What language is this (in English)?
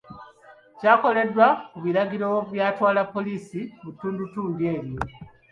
Ganda